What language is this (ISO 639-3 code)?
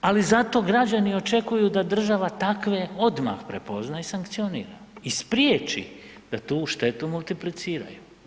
hrv